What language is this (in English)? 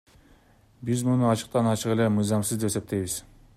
Kyrgyz